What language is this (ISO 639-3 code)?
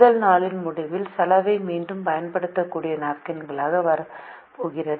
tam